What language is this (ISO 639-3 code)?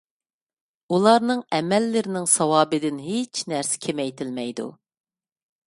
uig